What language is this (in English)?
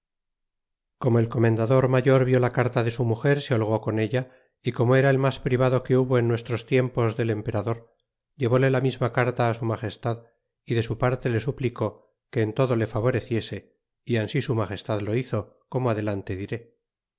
Spanish